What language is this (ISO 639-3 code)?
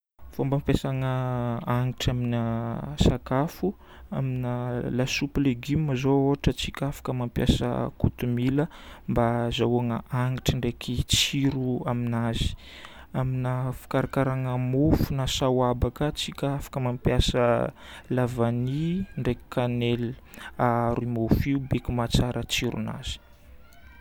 bmm